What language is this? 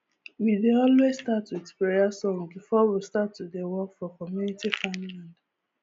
Nigerian Pidgin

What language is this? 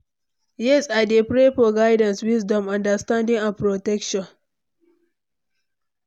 Nigerian Pidgin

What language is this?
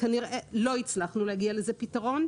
Hebrew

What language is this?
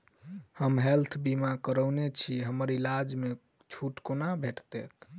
Maithili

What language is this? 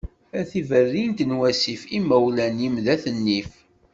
Kabyle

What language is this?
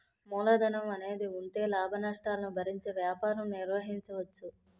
Telugu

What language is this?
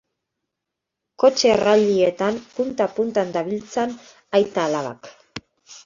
Basque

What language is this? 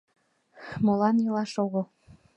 Mari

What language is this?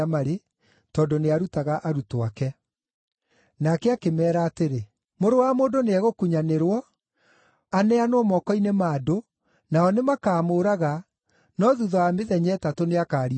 Kikuyu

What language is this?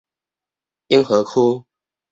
Min Nan Chinese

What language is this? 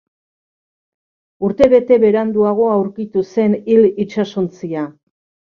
Basque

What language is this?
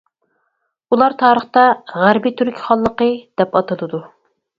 Uyghur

